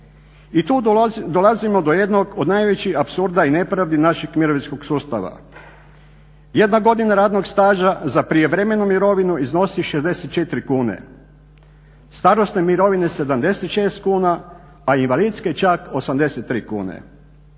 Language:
Croatian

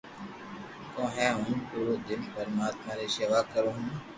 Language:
Loarki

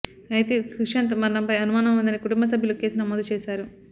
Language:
Telugu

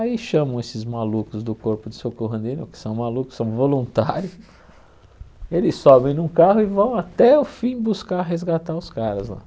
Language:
Portuguese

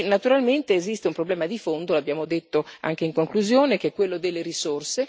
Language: Italian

